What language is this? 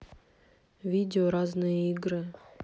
Russian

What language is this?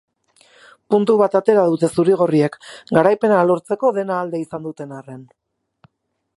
Basque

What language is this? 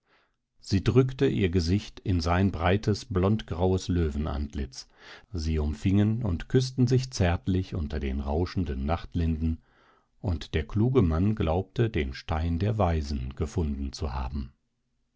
German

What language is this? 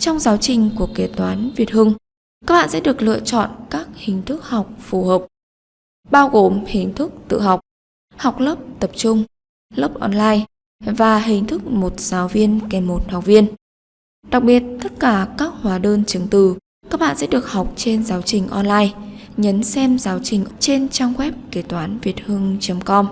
Vietnamese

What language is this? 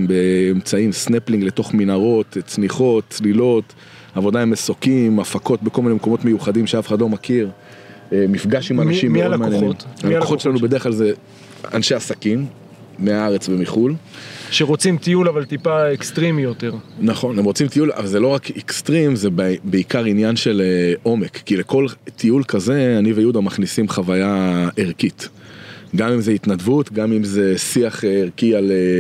Hebrew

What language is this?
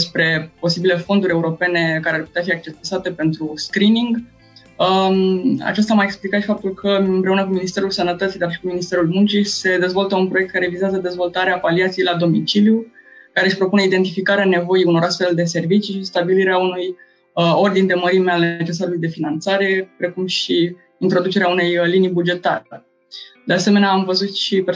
Romanian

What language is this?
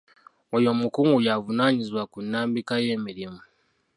Ganda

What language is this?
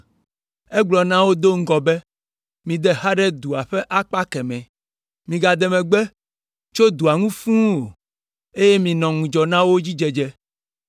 Ewe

